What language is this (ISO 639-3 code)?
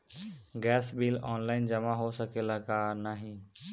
bho